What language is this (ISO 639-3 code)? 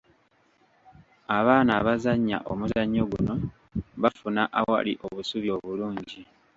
lug